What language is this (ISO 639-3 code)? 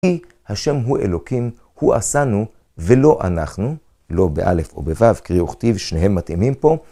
heb